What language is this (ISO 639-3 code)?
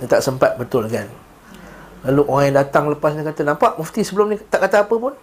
msa